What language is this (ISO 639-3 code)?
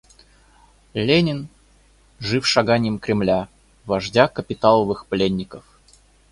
rus